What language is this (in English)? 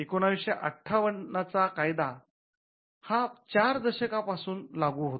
Marathi